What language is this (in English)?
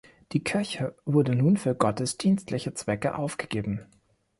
German